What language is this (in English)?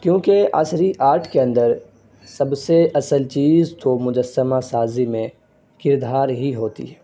Urdu